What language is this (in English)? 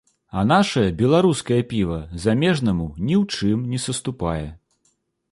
Belarusian